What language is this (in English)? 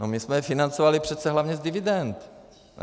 Czech